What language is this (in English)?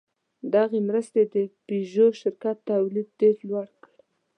Pashto